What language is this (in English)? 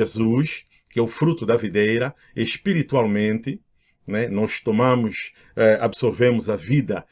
Portuguese